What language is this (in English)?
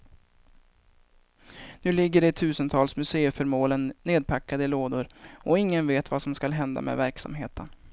Swedish